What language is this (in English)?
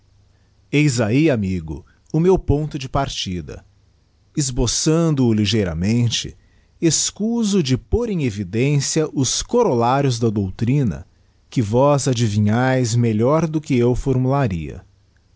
Portuguese